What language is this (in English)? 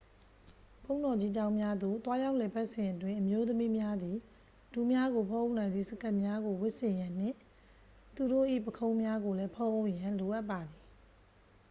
Burmese